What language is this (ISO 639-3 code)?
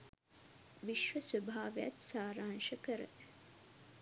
sin